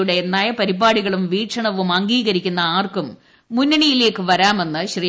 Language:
Malayalam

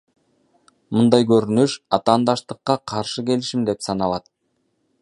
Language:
Kyrgyz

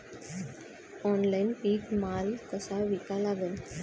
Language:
Marathi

